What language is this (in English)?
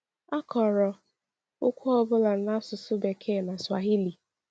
Igbo